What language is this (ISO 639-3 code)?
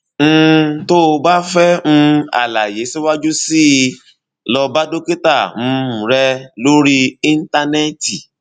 yor